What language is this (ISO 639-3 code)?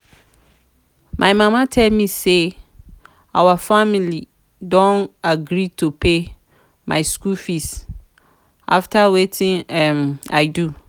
pcm